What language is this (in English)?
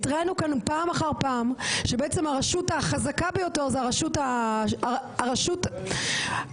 Hebrew